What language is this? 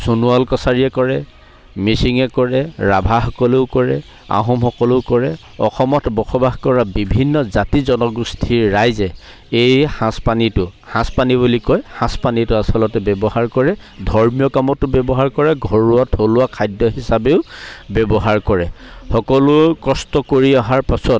Assamese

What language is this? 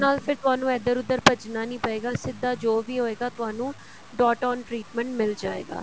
Punjabi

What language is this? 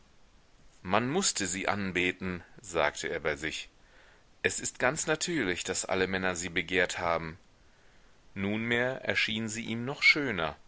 German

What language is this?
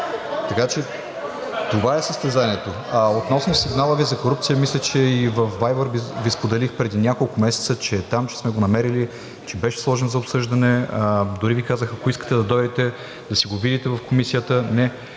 Bulgarian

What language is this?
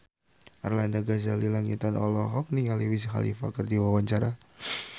Sundanese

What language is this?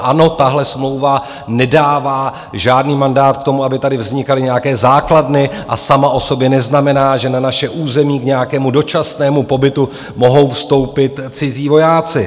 Czech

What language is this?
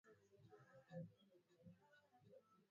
Swahili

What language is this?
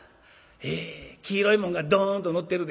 Japanese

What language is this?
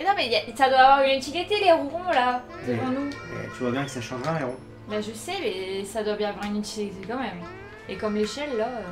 French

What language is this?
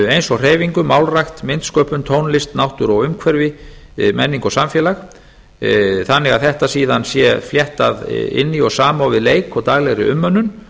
Icelandic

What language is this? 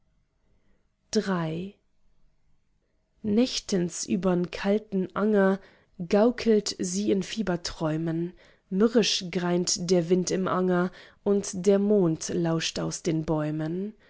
German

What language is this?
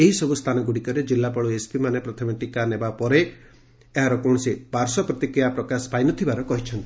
Odia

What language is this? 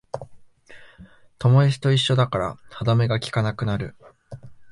Japanese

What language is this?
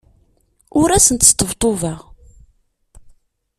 Kabyle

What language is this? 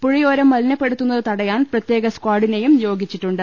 Malayalam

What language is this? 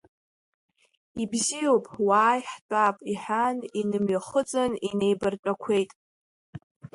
Abkhazian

